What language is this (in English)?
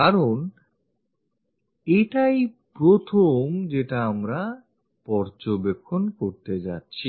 Bangla